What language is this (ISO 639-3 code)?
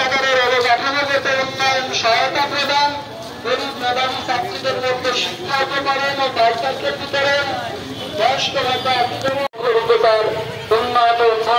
tur